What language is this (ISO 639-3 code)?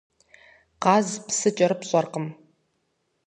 kbd